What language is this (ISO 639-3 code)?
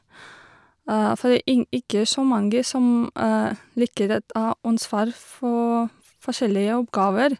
nor